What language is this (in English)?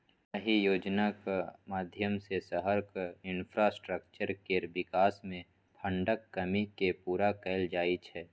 Maithili